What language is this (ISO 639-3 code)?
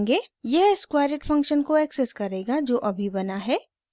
hin